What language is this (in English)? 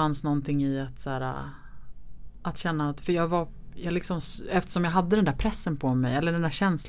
Swedish